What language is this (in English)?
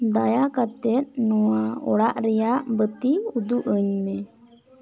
Santali